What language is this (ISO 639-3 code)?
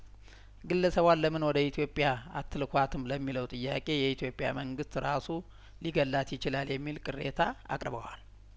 amh